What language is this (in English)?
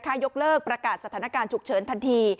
Thai